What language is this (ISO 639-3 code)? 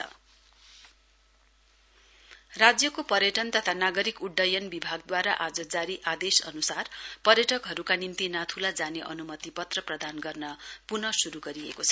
nep